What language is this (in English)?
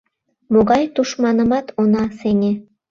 Mari